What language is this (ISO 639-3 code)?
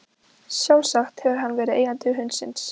isl